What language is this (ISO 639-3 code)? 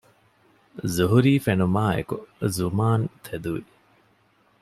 div